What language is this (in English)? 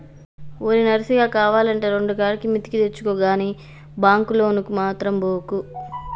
Telugu